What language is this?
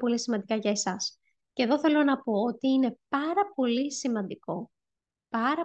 Greek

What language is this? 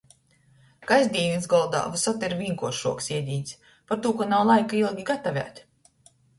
Latgalian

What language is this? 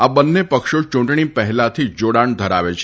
Gujarati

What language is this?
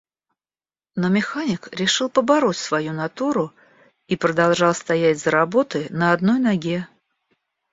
Russian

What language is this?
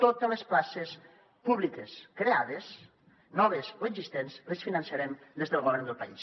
Catalan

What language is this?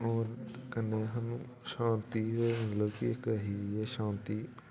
Dogri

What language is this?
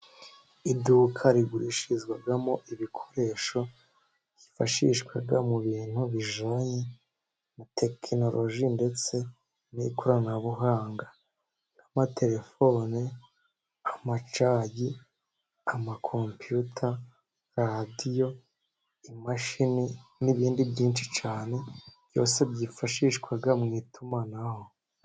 Kinyarwanda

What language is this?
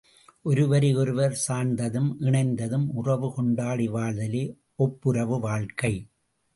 Tamil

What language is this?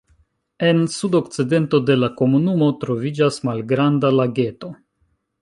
Esperanto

